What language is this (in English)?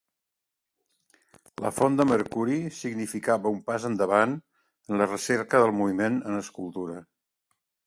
Catalan